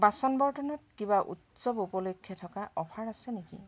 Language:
Assamese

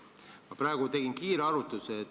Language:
Estonian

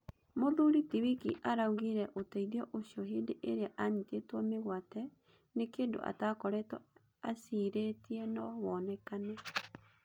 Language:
Kikuyu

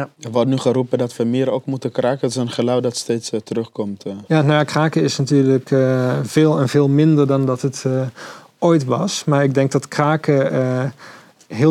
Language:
Dutch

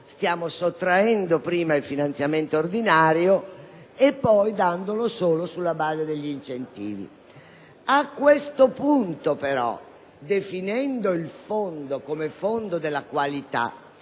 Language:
Italian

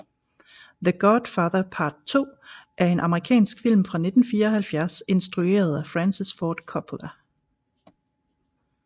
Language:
Danish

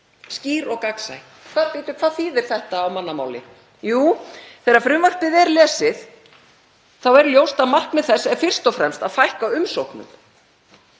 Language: Icelandic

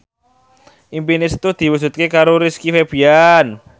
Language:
Javanese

